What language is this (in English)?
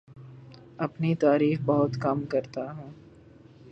Urdu